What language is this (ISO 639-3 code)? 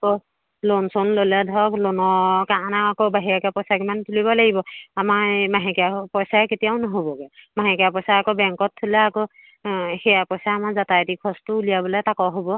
asm